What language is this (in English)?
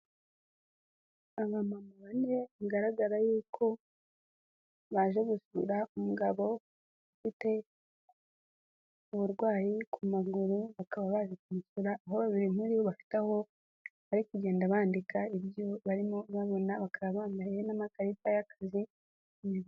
Kinyarwanda